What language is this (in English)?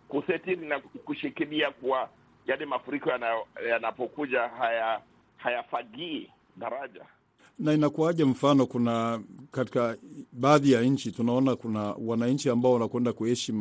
Swahili